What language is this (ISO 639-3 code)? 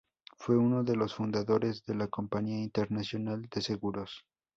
spa